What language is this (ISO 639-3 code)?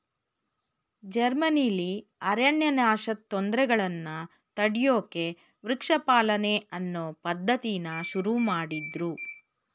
kan